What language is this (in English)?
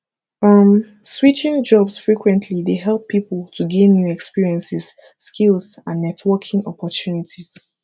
Nigerian Pidgin